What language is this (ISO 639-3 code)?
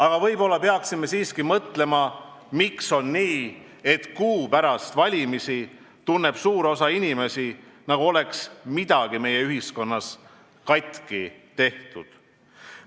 est